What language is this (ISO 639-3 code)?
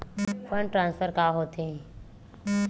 hne